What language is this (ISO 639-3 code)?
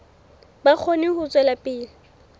sot